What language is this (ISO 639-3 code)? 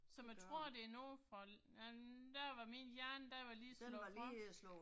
dan